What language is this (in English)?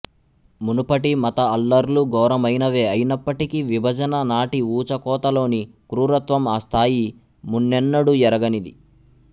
Telugu